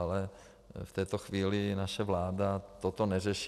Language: Czech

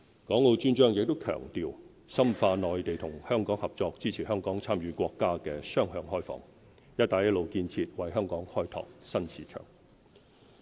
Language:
Cantonese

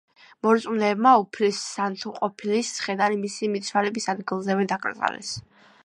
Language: Georgian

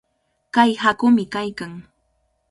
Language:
Cajatambo North Lima Quechua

